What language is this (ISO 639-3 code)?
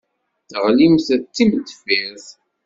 kab